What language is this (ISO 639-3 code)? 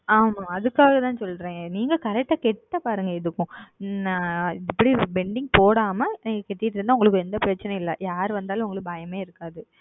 tam